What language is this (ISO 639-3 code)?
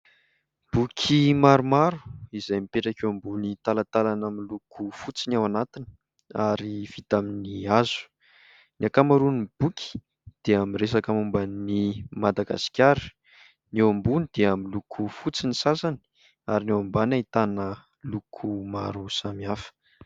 mlg